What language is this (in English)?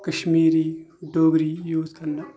Kashmiri